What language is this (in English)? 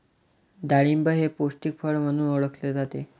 Marathi